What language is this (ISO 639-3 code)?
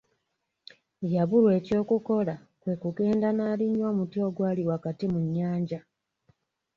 lug